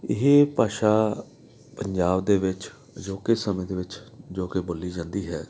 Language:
Punjabi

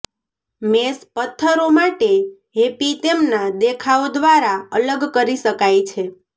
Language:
Gujarati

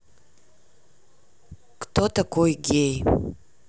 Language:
Russian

